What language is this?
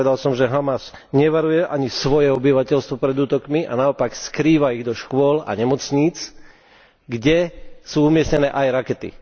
Slovak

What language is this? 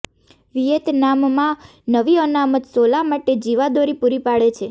Gujarati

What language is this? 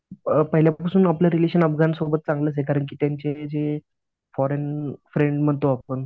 Marathi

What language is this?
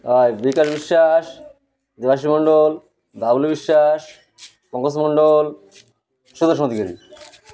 Odia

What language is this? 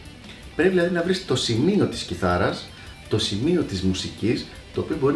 Greek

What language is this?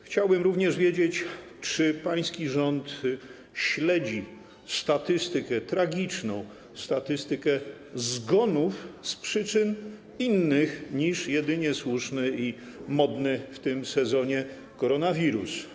Polish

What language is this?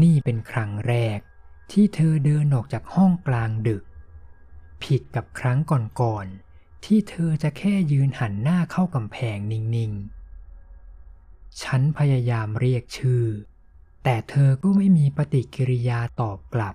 Thai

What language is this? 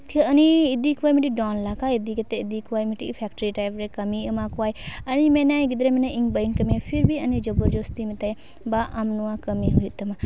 Santali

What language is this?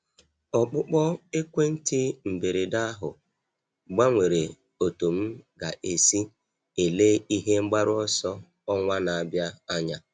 Igbo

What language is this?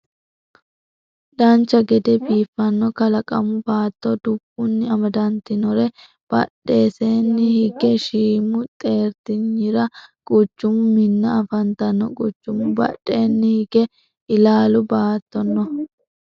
Sidamo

